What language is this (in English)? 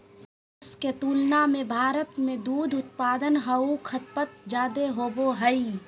Magahi